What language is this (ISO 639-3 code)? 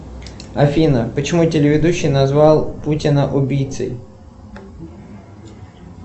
rus